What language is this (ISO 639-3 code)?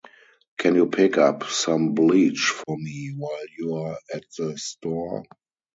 eng